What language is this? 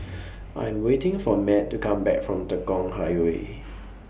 English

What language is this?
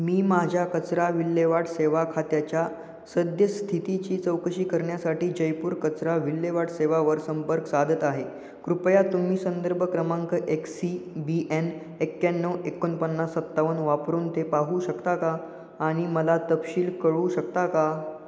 Marathi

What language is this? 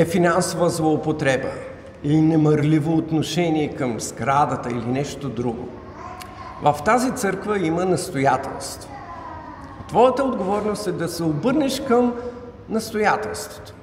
Bulgarian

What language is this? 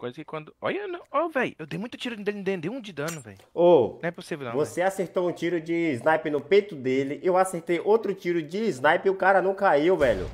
Portuguese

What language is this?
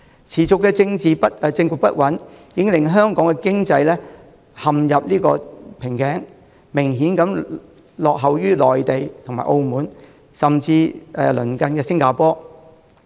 Cantonese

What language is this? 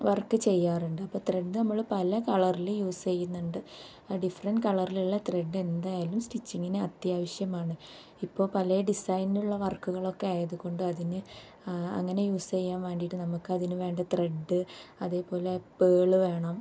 Malayalam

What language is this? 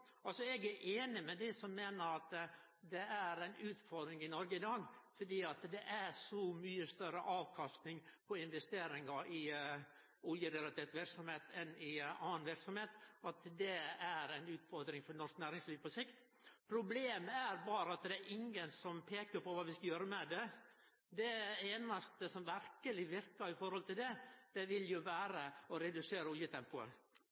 Norwegian Nynorsk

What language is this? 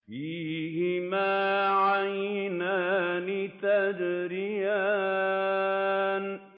Arabic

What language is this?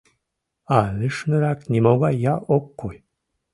Mari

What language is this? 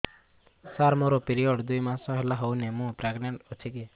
Odia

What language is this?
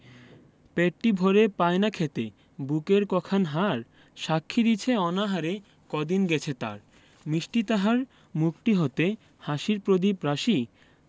Bangla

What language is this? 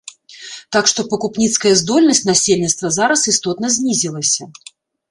Belarusian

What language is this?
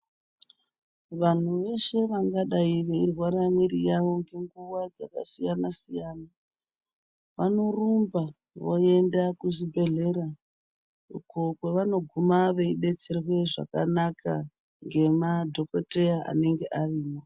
Ndau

